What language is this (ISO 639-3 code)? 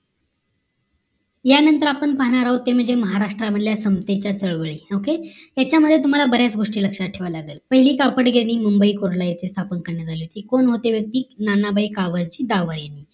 mar